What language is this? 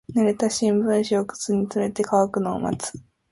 Japanese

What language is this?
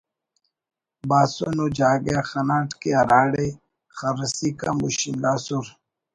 Brahui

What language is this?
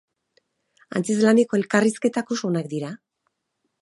Basque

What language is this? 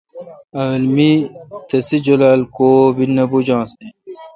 Kalkoti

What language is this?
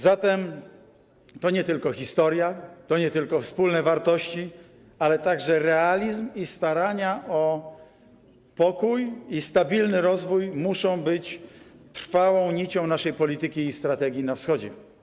Polish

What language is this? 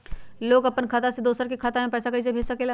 Magahi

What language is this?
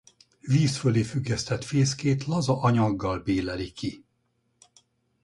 Hungarian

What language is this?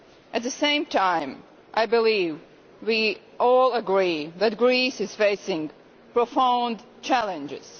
English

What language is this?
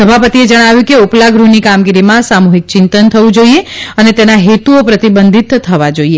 Gujarati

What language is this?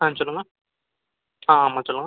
Tamil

